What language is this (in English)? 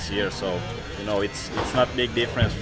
Indonesian